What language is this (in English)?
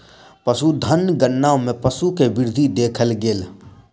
Maithili